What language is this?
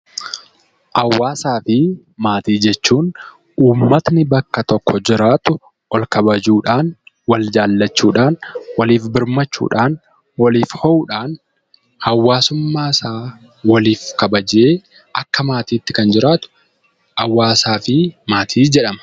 Oromo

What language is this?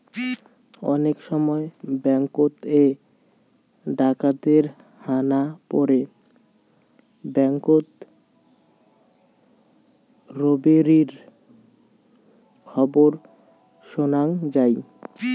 Bangla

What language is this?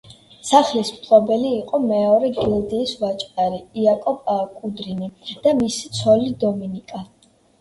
Georgian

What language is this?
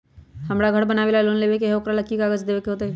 Magahi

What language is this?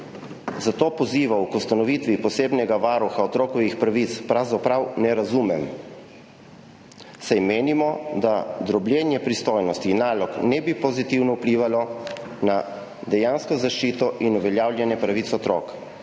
Slovenian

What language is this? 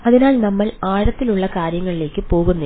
Malayalam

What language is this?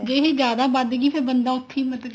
Punjabi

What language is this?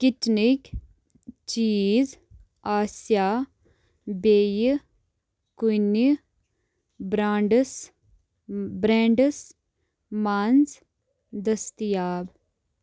Kashmiri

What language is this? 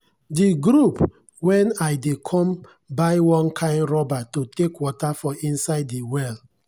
Nigerian Pidgin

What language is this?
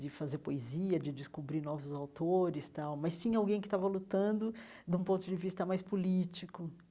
Portuguese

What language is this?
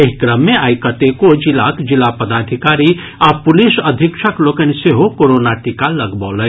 Maithili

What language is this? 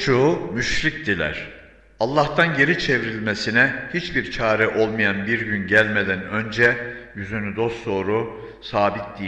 Turkish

